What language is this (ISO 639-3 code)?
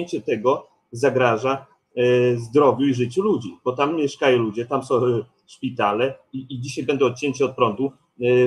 pol